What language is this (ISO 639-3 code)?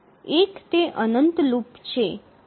guj